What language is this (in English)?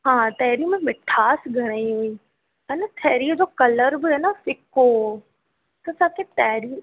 Sindhi